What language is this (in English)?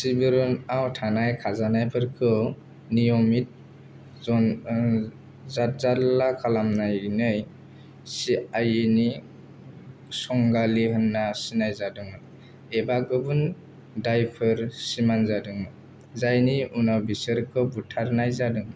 Bodo